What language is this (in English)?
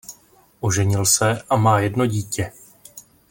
Czech